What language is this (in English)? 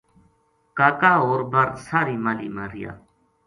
Gujari